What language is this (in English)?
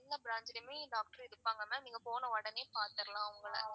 Tamil